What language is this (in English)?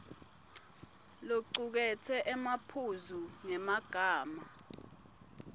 Swati